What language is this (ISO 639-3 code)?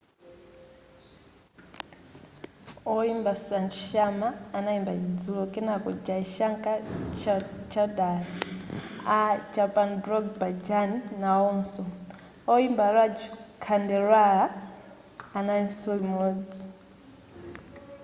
nya